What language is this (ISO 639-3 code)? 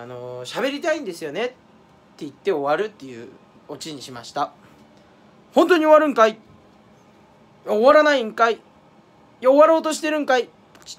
jpn